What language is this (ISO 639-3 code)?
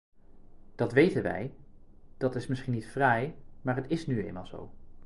nld